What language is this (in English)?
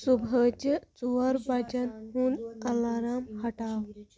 Kashmiri